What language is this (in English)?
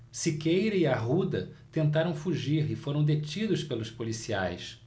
Portuguese